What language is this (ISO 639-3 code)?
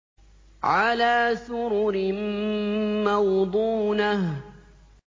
ara